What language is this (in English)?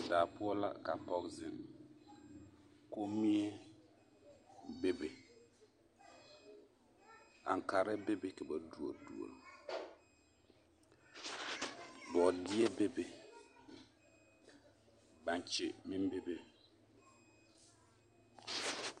Southern Dagaare